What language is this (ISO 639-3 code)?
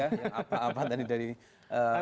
ind